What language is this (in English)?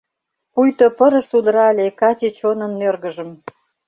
Mari